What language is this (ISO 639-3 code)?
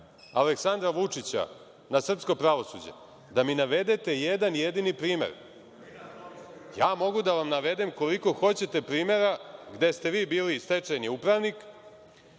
srp